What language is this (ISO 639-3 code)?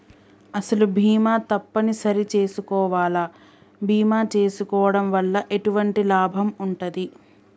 tel